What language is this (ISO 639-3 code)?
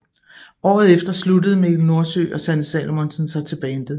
dan